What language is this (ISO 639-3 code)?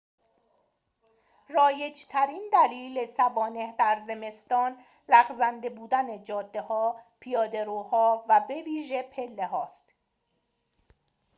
fas